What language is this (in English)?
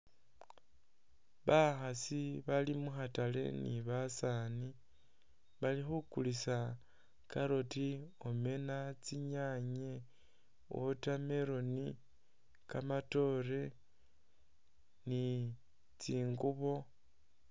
Masaaba